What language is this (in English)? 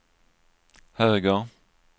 Swedish